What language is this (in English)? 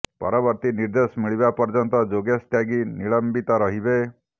Odia